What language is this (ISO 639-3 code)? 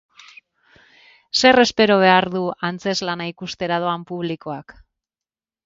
eus